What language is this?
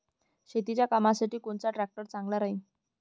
Marathi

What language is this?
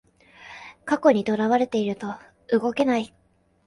Japanese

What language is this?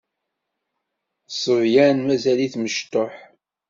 Kabyle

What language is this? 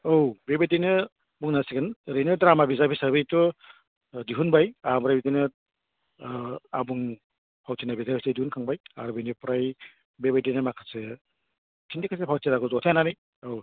Bodo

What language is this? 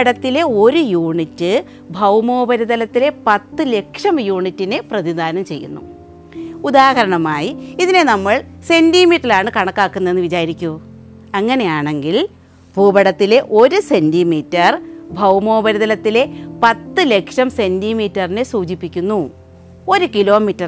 Malayalam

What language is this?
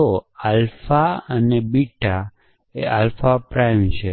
Gujarati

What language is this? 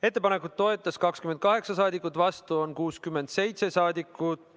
Estonian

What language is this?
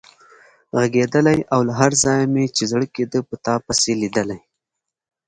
Pashto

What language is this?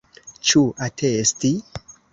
Esperanto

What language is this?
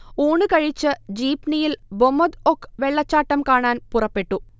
Malayalam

